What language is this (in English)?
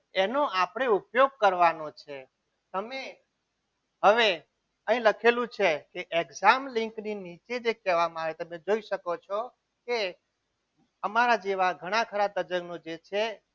Gujarati